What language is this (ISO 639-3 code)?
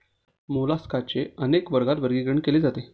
mar